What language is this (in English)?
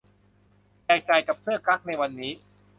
Thai